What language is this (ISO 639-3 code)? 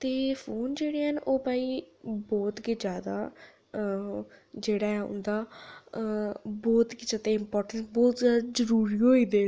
doi